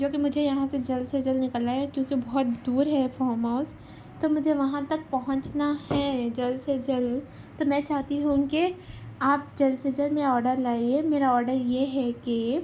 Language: Urdu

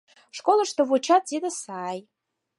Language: Mari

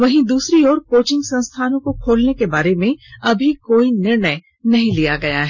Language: Hindi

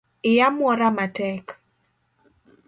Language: Luo (Kenya and Tanzania)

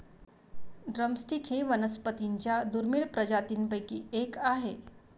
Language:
Marathi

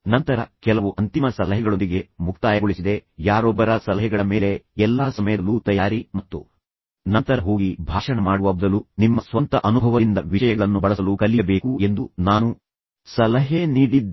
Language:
Kannada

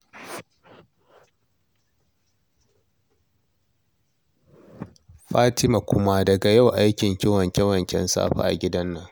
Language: Hausa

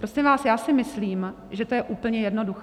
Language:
Czech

